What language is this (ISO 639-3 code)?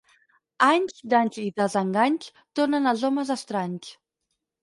cat